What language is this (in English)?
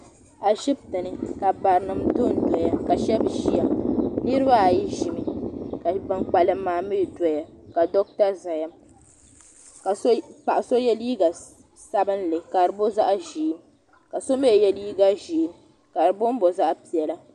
Dagbani